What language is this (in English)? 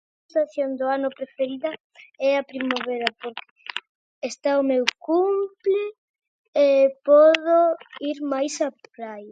Galician